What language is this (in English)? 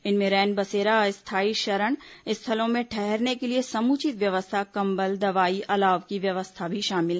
Hindi